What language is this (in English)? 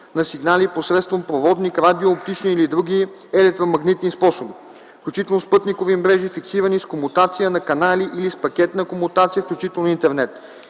Bulgarian